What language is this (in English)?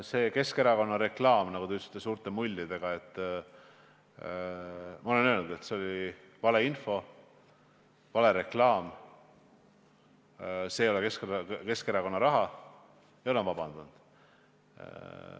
Estonian